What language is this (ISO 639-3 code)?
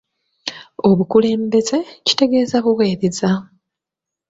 lug